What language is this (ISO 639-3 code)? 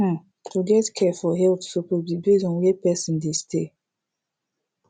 pcm